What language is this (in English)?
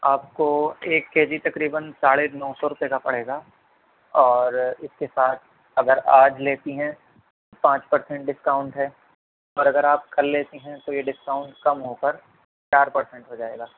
Urdu